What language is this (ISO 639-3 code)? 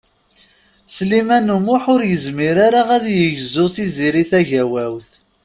kab